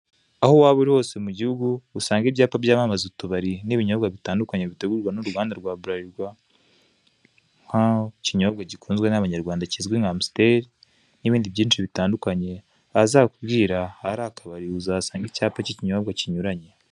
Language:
Kinyarwanda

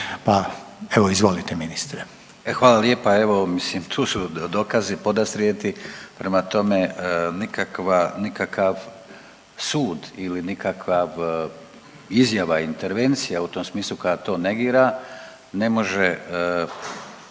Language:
Croatian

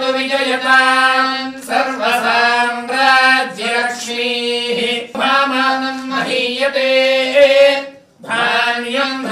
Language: Indonesian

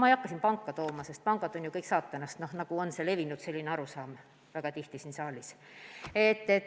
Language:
Estonian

